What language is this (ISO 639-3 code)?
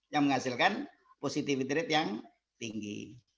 ind